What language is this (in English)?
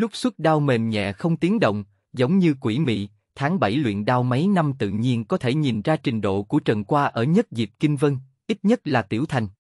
Vietnamese